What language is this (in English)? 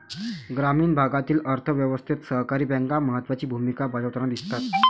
Marathi